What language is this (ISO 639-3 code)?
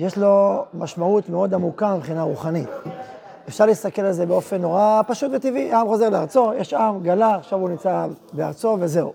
heb